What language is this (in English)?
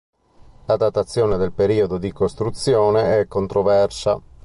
Italian